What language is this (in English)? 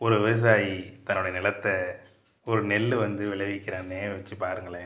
Tamil